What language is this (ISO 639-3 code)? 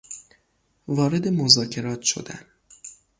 fas